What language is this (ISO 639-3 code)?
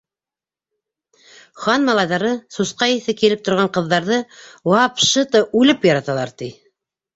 bak